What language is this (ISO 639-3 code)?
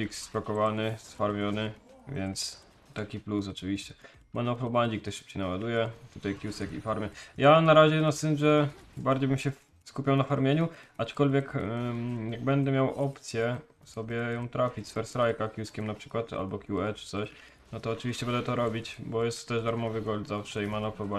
pol